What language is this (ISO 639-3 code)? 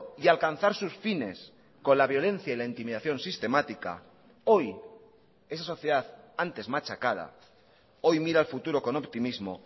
spa